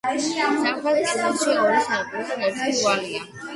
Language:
Georgian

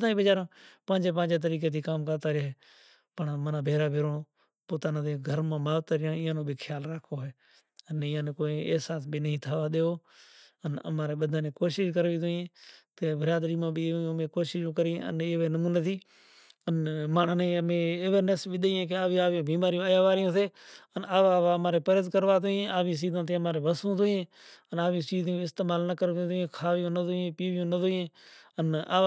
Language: Kachi Koli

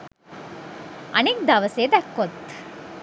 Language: Sinhala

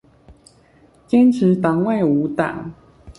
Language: Chinese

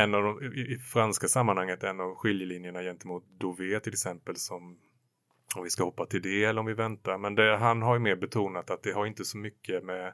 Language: Swedish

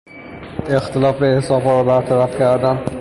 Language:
Persian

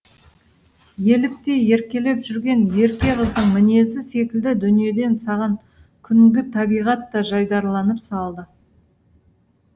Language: Kazakh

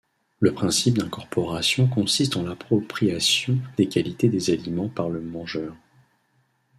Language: French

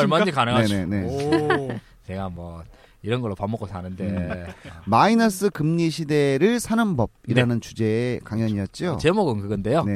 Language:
Korean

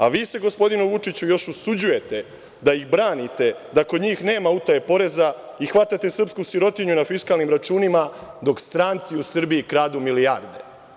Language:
Serbian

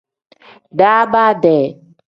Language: Tem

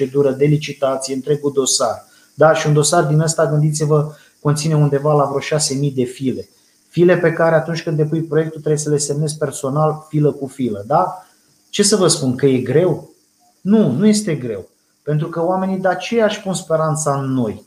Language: Romanian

